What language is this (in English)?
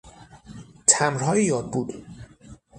Persian